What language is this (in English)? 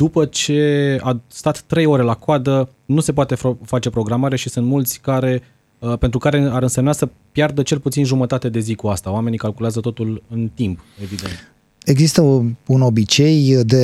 Romanian